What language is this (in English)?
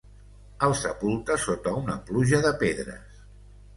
Catalan